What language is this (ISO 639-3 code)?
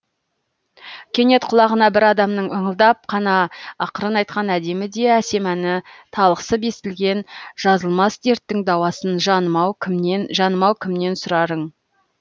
kaz